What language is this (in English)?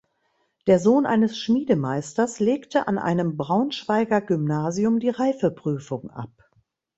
German